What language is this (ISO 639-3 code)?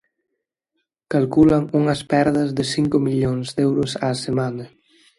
glg